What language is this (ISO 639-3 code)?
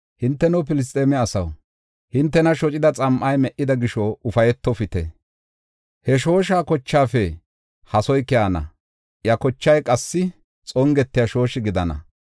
gof